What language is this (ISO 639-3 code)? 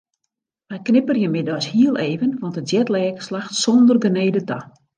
fry